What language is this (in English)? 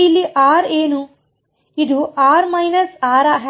Kannada